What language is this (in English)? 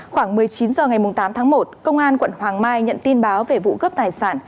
Vietnamese